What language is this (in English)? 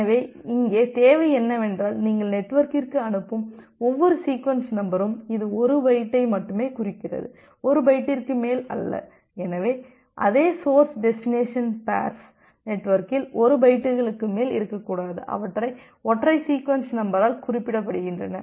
Tamil